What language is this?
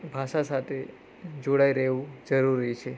Gujarati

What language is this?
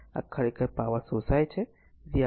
Gujarati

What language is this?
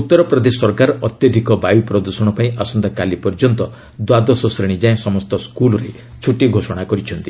Odia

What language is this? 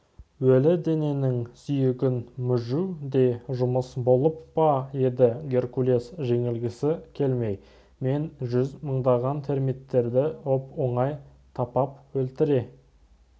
Kazakh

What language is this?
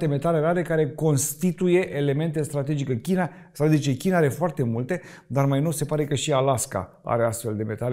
Romanian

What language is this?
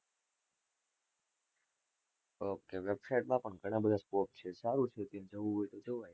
Gujarati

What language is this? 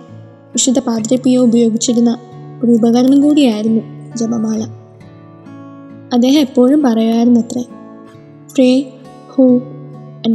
Malayalam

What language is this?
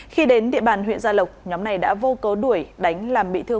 Vietnamese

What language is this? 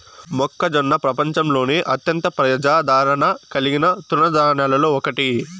Telugu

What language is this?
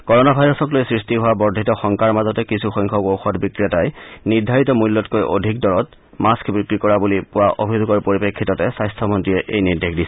Assamese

